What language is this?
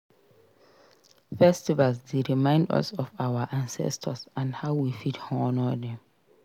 Nigerian Pidgin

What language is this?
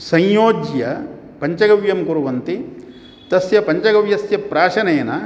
Sanskrit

